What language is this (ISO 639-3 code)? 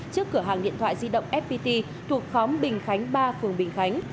vie